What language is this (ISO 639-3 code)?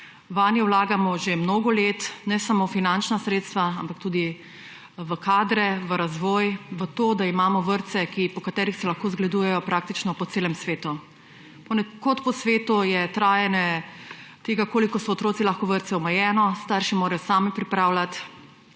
slv